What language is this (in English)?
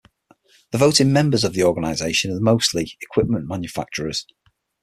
English